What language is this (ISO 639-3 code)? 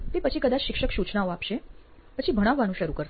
guj